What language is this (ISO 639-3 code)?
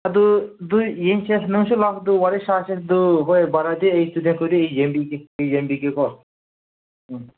mni